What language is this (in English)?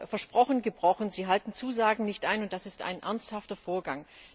German